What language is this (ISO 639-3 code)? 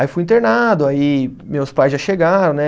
por